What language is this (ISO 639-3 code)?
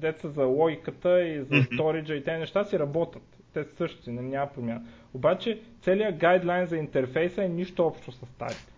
bul